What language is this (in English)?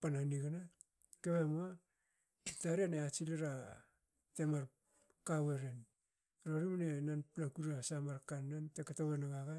Hakö